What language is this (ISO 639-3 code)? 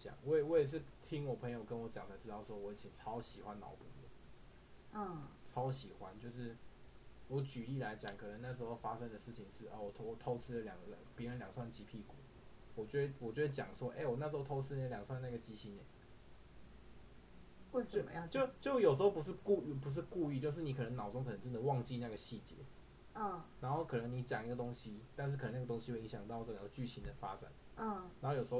zho